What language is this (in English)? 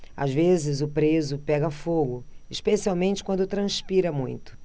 Portuguese